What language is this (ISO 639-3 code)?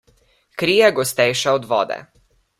slv